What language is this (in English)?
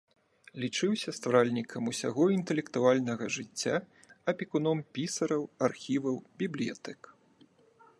Belarusian